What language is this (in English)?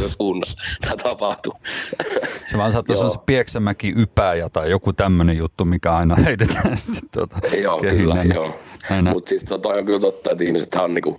Finnish